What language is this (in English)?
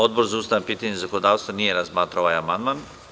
Serbian